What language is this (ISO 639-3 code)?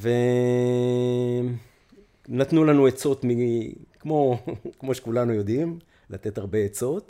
heb